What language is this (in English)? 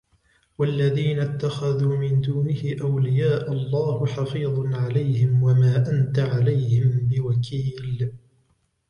Arabic